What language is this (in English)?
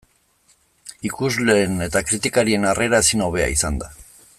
Basque